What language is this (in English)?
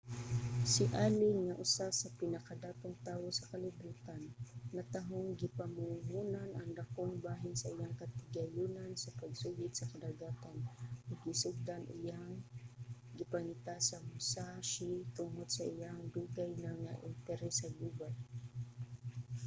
Cebuano